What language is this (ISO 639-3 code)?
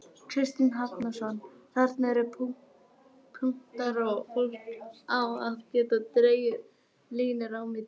isl